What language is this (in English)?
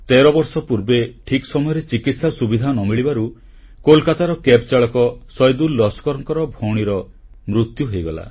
Odia